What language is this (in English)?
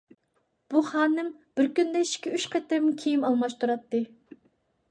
Uyghur